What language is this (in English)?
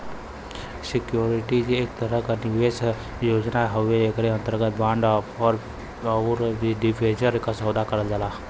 Bhojpuri